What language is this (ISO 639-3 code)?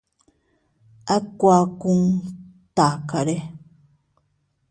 cut